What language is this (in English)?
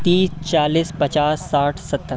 Hindi